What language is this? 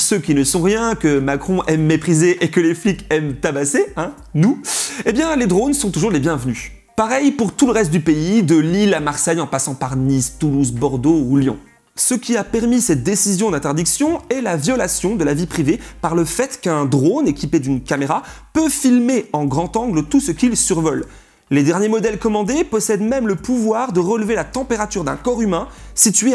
French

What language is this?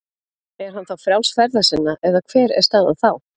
Icelandic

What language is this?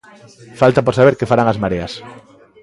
Galician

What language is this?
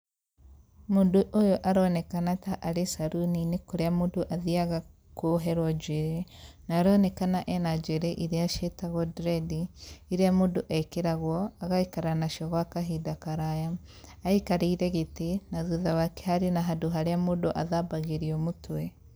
Kikuyu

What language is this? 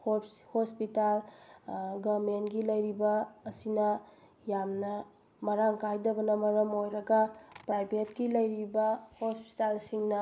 Manipuri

